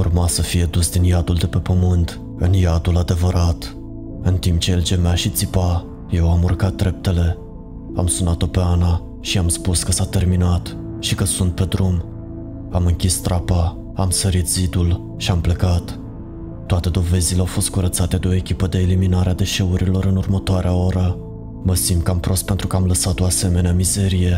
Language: Romanian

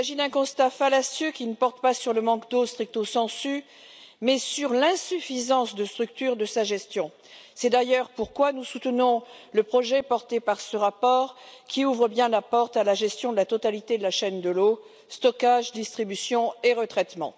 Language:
French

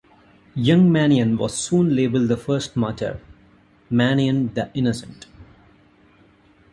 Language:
English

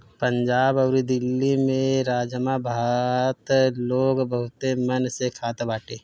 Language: Bhojpuri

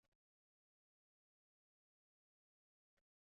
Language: Uzbek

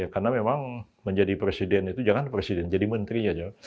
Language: Indonesian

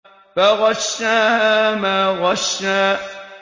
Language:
Arabic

